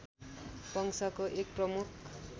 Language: Nepali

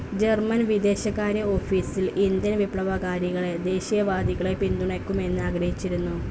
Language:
Malayalam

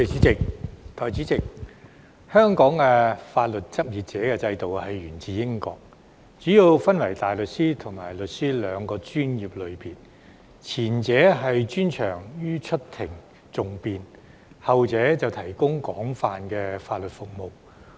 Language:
Cantonese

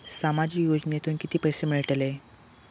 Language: Marathi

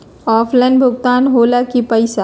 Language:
Magahi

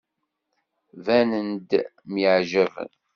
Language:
Kabyle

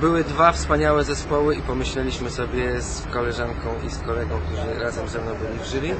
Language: Polish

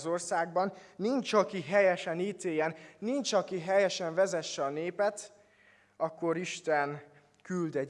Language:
Hungarian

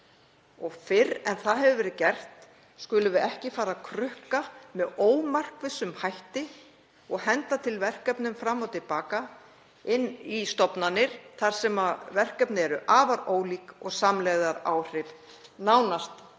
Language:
Icelandic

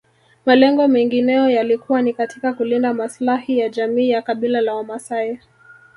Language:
Swahili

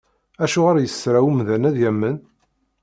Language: Kabyle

